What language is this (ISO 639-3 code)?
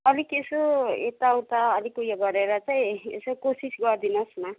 nep